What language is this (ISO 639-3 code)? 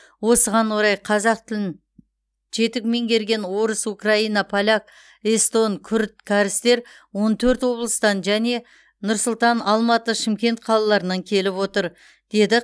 kaz